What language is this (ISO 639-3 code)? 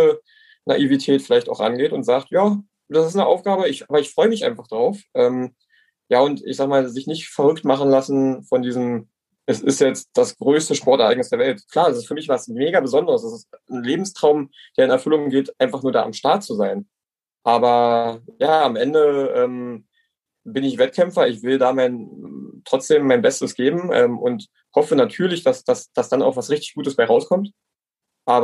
deu